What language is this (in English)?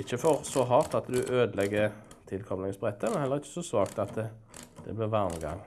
Norwegian